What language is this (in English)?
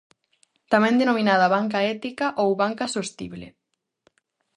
Galician